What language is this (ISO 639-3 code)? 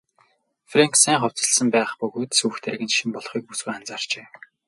mon